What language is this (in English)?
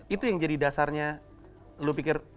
Indonesian